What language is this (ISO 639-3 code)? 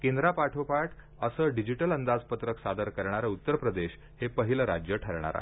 mar